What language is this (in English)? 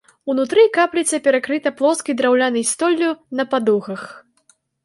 Belarusian